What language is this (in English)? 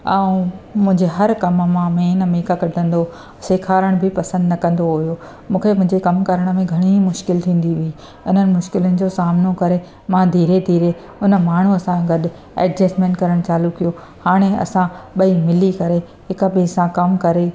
Sindhi